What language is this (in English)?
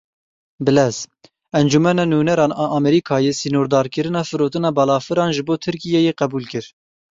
Kurdish